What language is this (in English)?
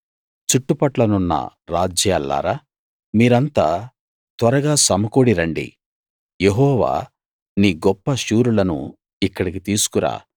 Telugu